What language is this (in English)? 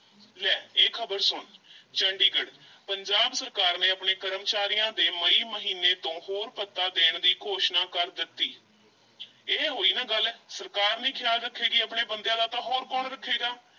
Punjabi